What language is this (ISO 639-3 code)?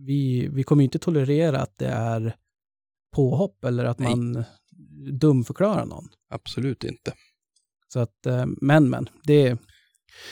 swe